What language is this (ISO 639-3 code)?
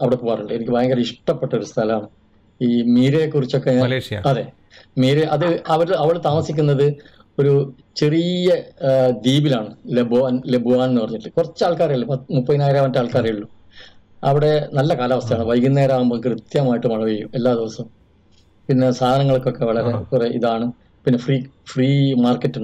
mal